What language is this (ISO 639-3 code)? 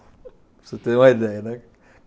por